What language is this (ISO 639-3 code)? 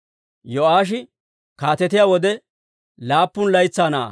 dwr